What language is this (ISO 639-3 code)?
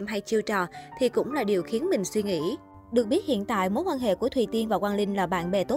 vie